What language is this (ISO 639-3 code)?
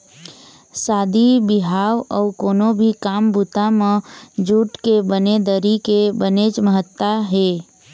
hne